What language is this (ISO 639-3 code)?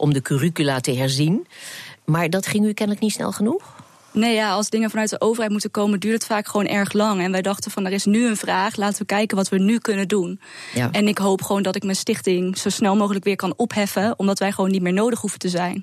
nld